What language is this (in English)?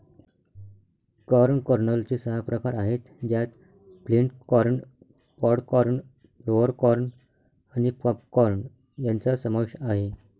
Marathi